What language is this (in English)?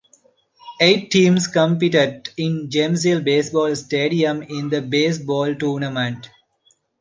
English